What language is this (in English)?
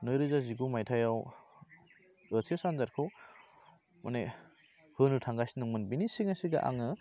Bodo